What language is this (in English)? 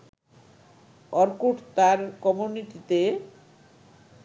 Bangla